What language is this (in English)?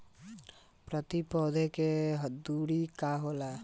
Bhojpuri